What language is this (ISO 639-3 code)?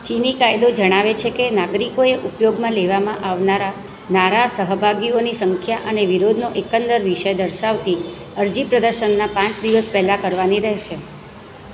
guj